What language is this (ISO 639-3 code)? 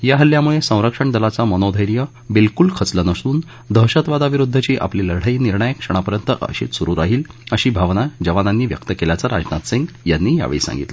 mar